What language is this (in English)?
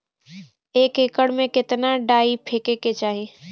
Bhojpuri